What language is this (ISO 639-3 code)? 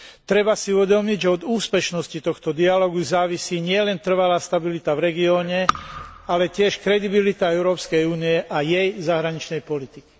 slk